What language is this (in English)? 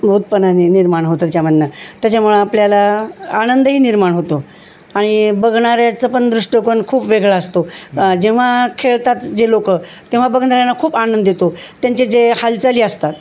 Marathi